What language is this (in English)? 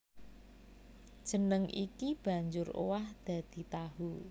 Javanese